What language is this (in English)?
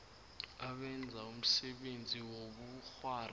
South Ndebele